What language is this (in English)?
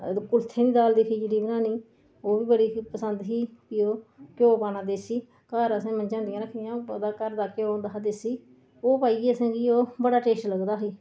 Dogri